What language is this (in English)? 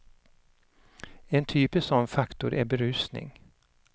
Swedish